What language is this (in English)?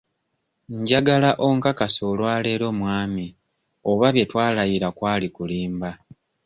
Ganda